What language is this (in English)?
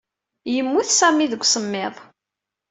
Kabyle